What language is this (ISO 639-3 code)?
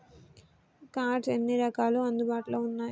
tel